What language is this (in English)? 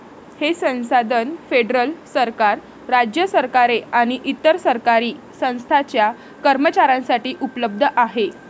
Marathi